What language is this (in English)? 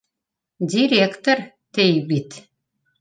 Bashkir